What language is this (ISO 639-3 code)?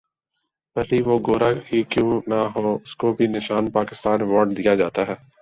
urd